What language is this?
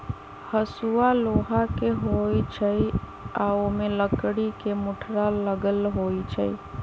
Magahi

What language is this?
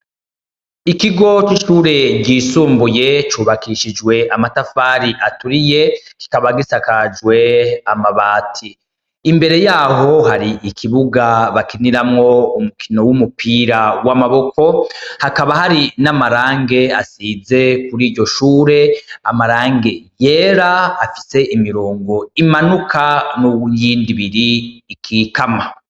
Rundi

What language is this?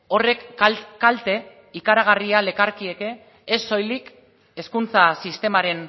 Basque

